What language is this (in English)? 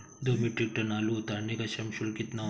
Hindi